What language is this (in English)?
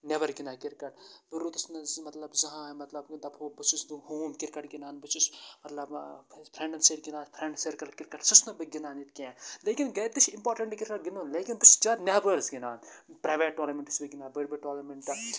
Kashmiri